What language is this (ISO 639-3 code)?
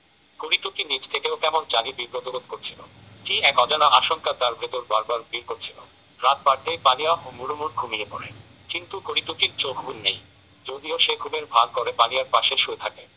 ben